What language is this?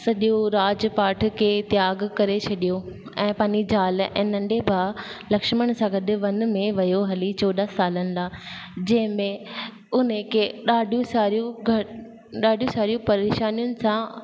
Sindhi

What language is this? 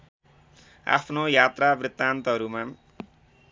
Nepali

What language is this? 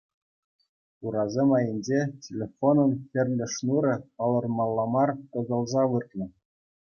Chuvash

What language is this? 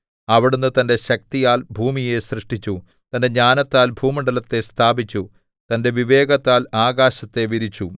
Malayalam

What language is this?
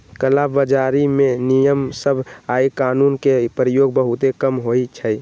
Magahi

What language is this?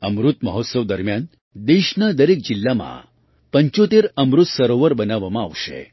Gujarati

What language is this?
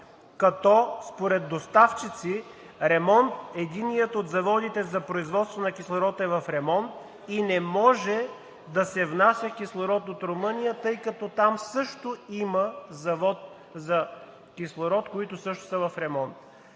Bulgarian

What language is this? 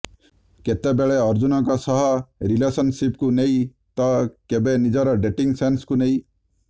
Odia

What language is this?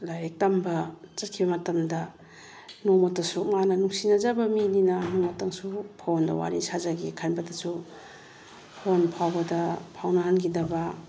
Manipuri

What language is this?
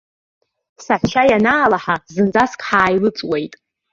Abkhazian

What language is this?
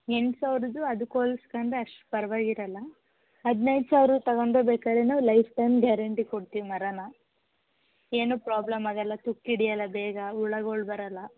Kannada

